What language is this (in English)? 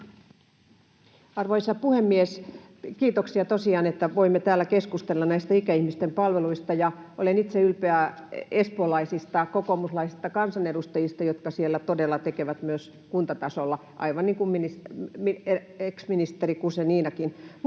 Finnish